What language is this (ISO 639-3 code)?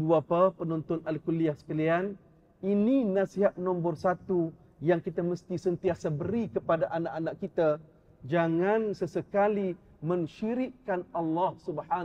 msa